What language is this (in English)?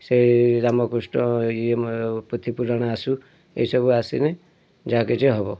Odia